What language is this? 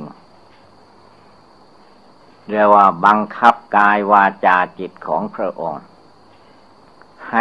Thai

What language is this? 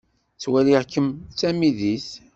Kabyle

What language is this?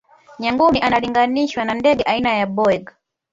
Swahili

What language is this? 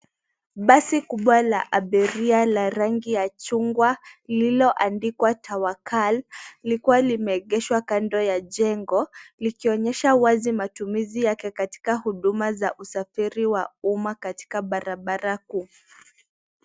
Swahili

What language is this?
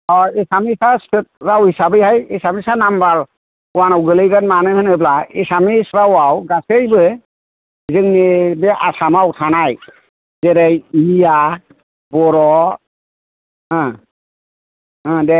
Bodo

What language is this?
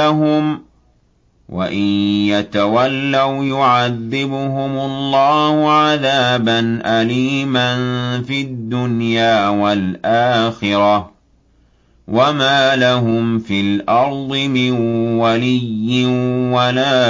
Arabic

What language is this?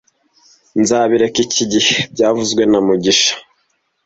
Kinyarwanda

